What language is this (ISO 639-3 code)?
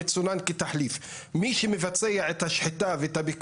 heb